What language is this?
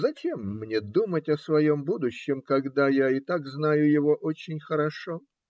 Russian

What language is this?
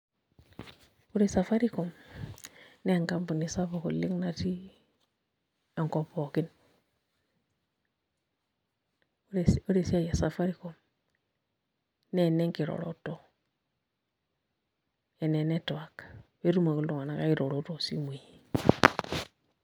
Masai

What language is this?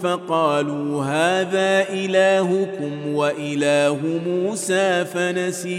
Arabic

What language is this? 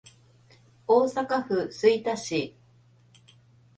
Japanese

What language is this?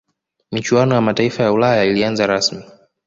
Swahili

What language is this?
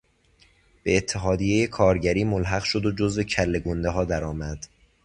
Persian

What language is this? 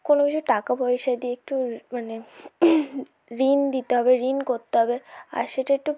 Bangla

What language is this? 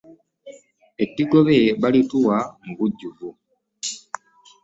Ganda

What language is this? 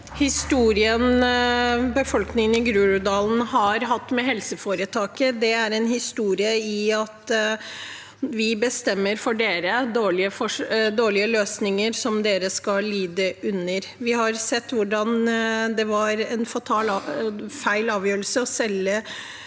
Norwegian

